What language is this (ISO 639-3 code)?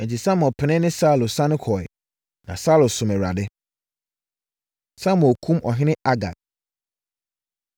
aka